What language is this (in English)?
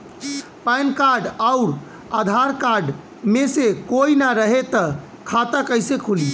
Bhojpuri